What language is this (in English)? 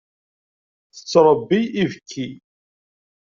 Kabyle